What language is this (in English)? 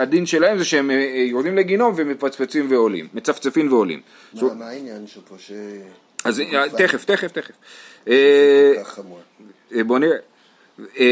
Hebrew